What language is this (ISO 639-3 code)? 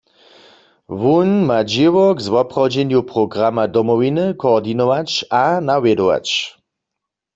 hsb